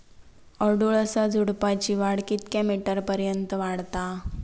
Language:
Marathi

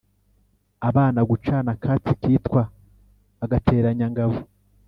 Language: Kinyarwanda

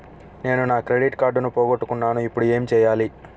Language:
Telugu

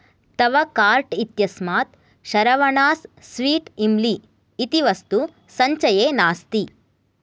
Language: Sanskrit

